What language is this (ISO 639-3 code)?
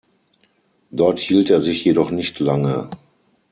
deu